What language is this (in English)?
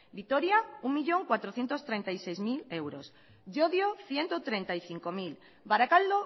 Spanish